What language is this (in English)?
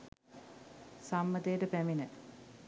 Sinhala